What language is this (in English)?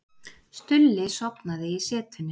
Icelandic